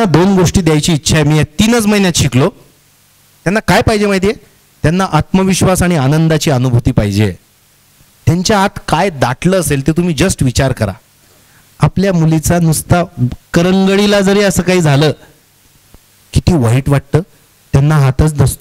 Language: Marathi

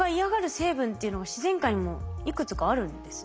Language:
Japanese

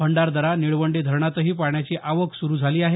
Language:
Marathi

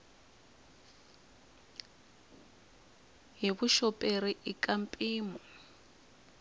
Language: Tsonga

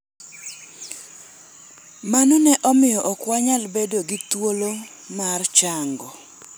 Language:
Luo (Kenya and Tanzania)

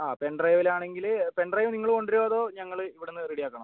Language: Malayalam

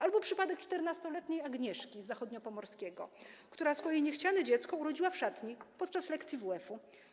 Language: Polish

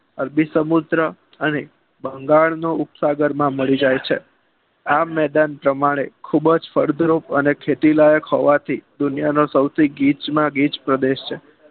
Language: Gujarati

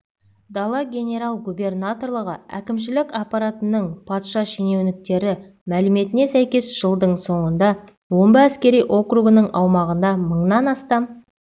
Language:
Kazakh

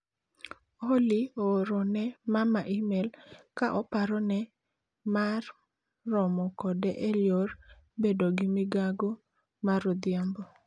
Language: Luo (Kenya and Tanzania)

